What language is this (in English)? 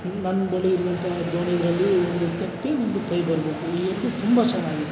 Kannada